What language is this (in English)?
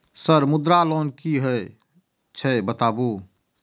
Maithili